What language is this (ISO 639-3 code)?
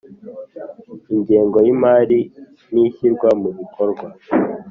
kin